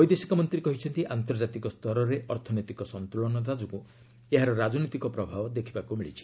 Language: Odia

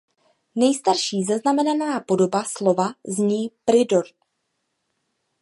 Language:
Czech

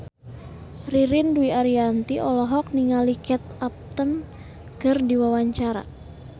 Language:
Sundanese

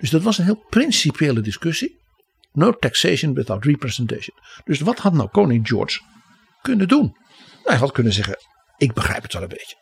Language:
Dutch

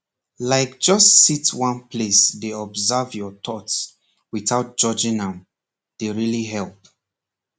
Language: Nigerian Pidgin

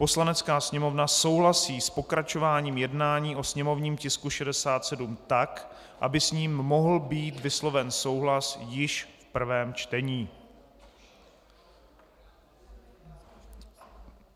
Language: Czech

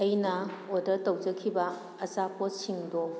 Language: Manipuri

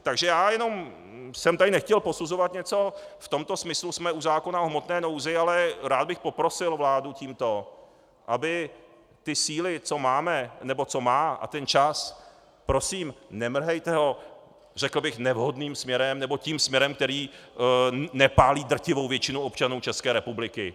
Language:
Czech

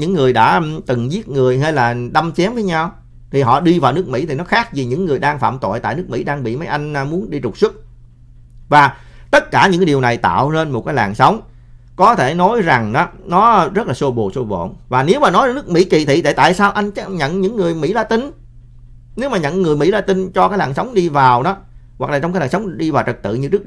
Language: Vietnamese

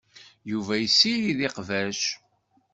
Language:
Kabyle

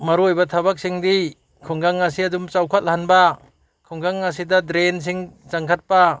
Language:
Manipuri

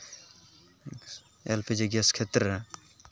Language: Santali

